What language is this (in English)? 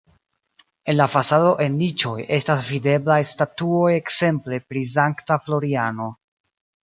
Esperanto